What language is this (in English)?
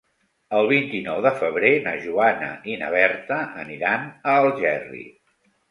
Catalan